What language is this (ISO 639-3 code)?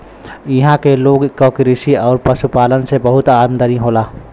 bho